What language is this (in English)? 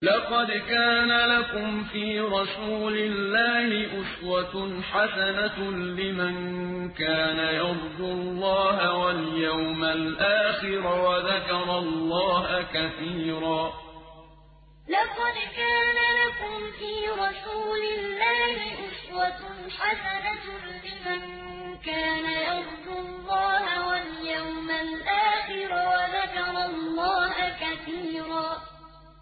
Arabic